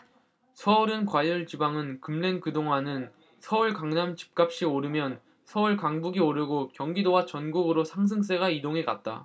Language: Korean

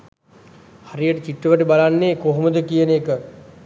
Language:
Sinhala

